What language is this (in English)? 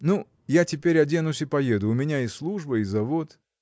Russian